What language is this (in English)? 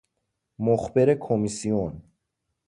Persian